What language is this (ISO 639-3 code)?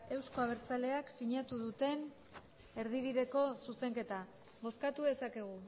eus